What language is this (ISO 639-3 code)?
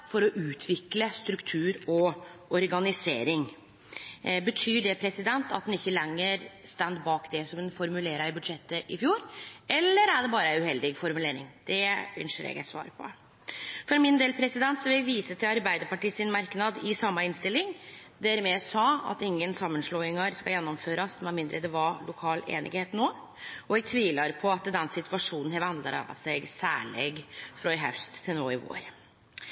nno